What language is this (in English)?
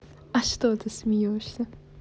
Russian